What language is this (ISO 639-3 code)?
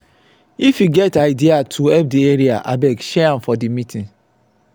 pcm